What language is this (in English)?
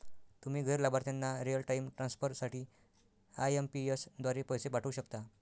Marathi